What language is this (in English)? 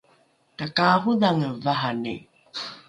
Rukai